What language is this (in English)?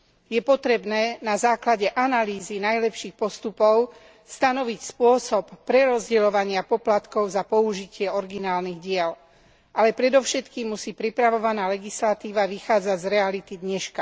Slovak